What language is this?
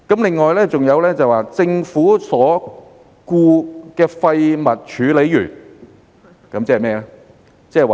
Cantonese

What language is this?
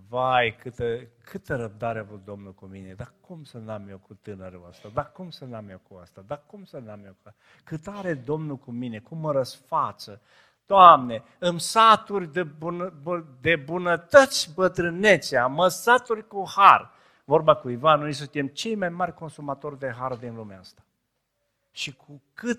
Romanian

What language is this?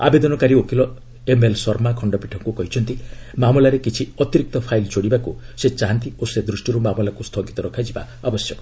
Odia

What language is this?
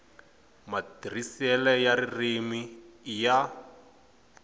Tsonga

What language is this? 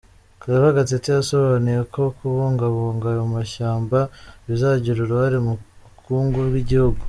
Kinyarwanda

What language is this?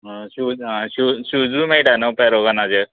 Konkani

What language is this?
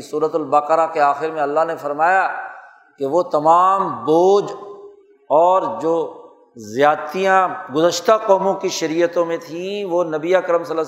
Urdu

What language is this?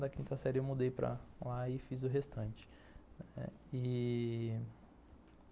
Portuguese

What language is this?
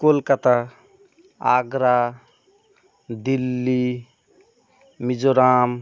Bangla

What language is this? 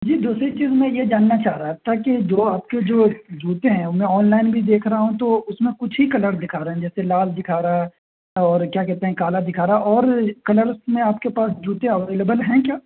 Urdu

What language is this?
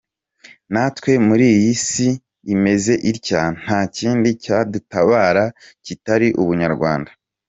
Kinyarwanda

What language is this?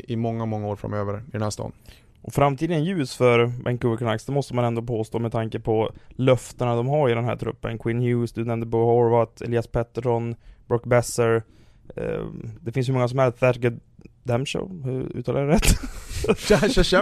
Swedish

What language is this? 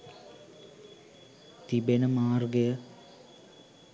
Sinhala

